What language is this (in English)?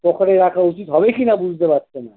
Bangla